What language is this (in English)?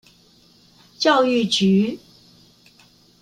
Chinese